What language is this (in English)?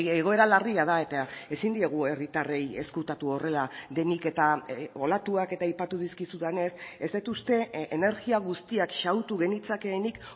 Basque